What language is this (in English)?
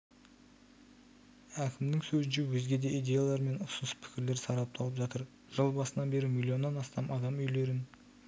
Kazakh